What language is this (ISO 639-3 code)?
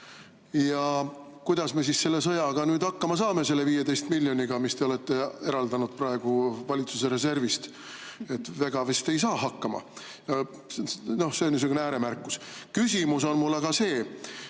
est